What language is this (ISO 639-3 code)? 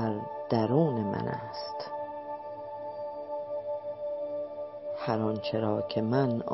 fas